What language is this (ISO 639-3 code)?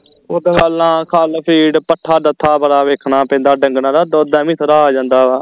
pan